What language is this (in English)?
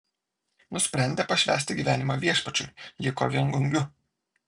Lithuanian